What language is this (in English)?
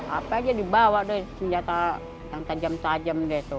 Indonesian